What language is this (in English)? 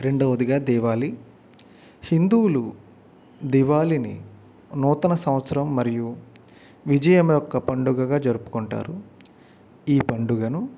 Telugu